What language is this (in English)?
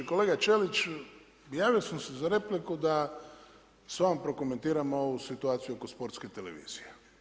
Croatian